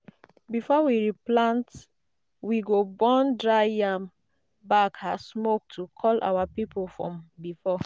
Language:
Nigerian Pidgin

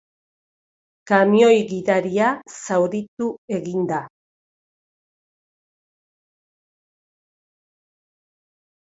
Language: Basque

